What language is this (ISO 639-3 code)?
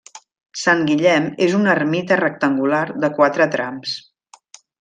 cat